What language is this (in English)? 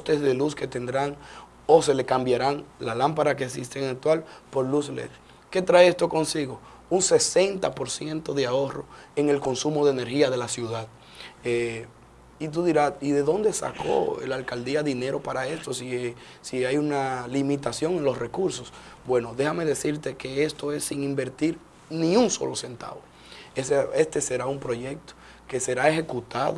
Spanish